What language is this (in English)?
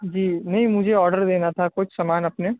Urdu